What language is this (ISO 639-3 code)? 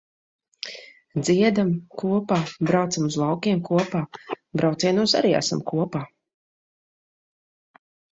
lav